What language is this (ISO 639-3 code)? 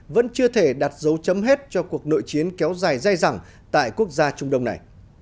vie